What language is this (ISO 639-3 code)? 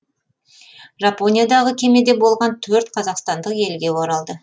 kaz